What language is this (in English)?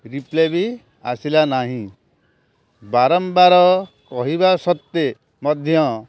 Odia